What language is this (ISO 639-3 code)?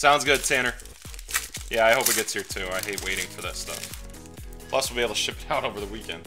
eng